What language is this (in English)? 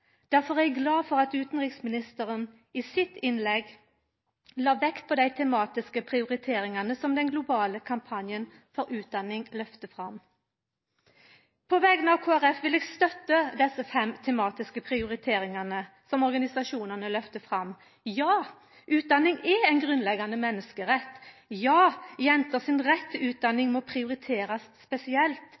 Norwegian Nynorsk